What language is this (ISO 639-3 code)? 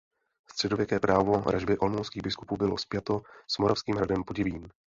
ces